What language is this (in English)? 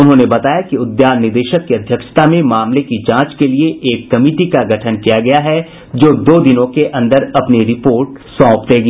Hindi